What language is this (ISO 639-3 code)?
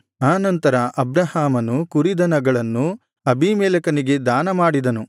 kan